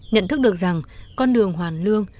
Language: Vietnamese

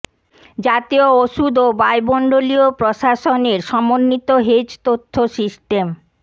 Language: Bangla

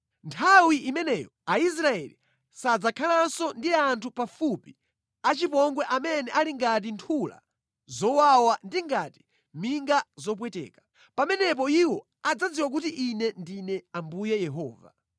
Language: Nyanja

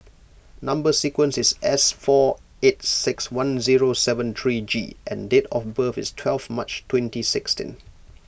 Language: English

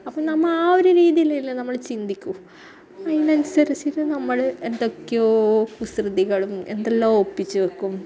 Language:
Malayalam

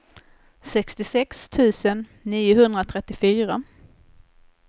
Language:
Swedish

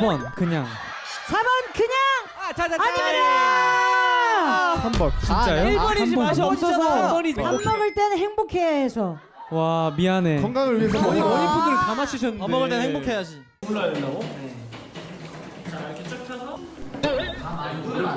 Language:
Korean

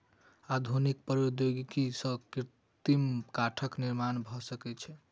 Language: Maithili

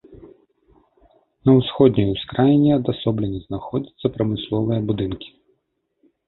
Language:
Belarusian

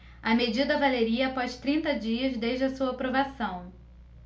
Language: Portuguese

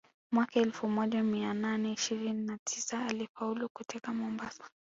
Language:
Swahili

